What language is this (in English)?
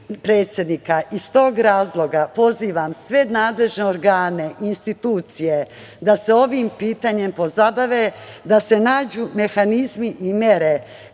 Serbian